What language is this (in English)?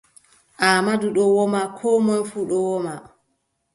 Adamawa Fulfulde